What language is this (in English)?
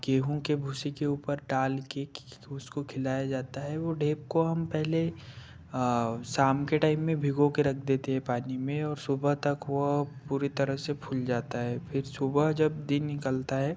Hindi